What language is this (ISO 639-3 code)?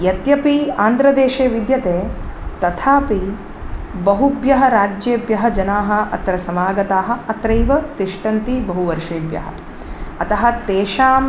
san